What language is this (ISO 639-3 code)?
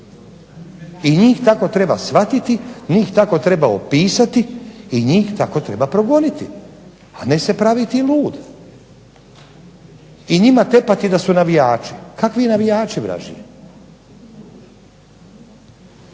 hrv